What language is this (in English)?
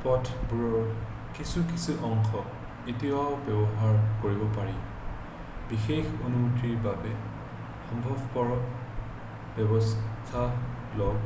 Assamese